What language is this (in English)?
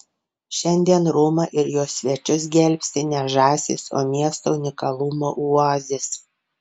Lithuanian